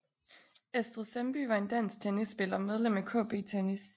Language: Danish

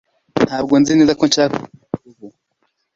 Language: Kinyarwanda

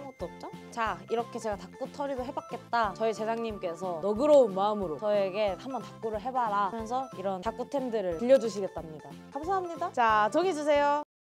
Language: Korean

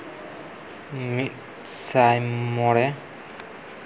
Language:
Santali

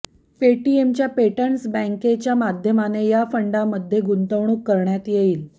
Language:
Marathi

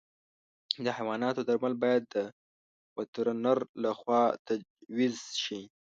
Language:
Pashto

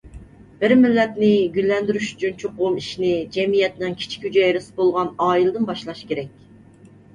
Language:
Uyghur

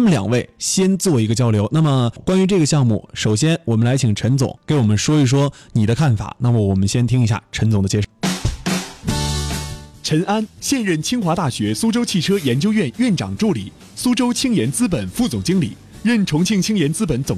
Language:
Chinese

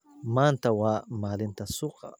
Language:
Somali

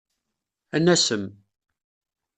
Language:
Kabyle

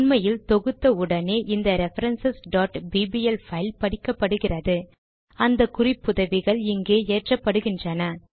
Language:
Tamil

